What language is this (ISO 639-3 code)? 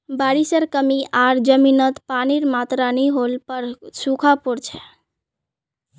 mag